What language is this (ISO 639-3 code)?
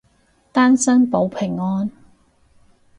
yue